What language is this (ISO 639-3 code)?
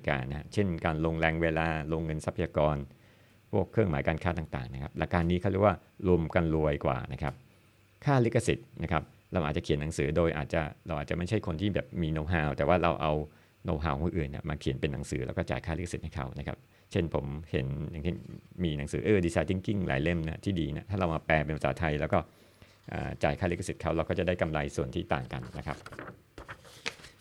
tha